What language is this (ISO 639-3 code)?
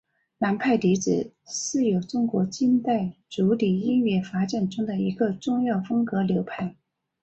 zho